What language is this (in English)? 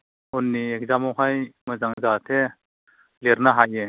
Bodo